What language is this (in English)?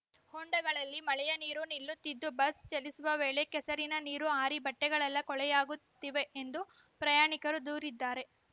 Kannada